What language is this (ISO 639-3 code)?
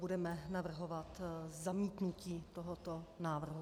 ces